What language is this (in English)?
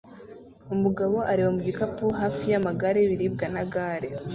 Kinyarwanda